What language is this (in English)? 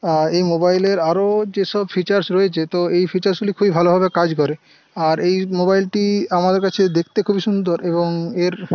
Bangla